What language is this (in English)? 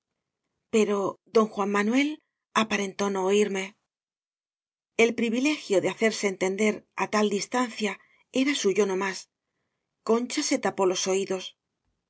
Spanish